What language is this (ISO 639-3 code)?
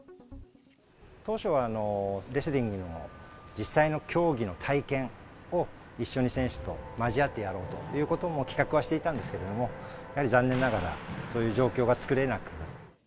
jpn